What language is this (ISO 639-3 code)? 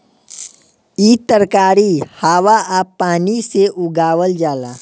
bho